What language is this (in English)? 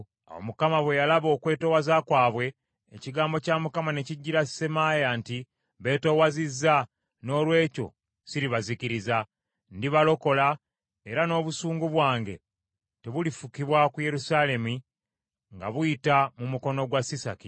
Ganda